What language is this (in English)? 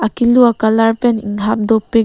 Karbi